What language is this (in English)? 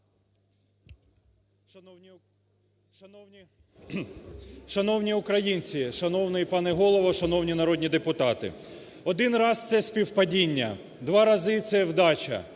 Ukrainian